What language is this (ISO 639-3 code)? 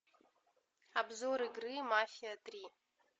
rus